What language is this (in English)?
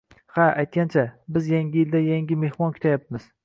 Uzbek